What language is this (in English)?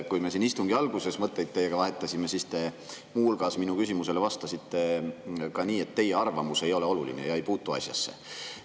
Estonian